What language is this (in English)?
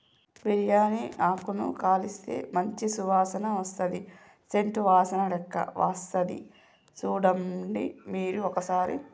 Telugu